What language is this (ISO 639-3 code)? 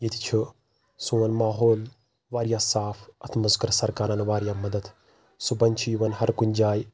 kas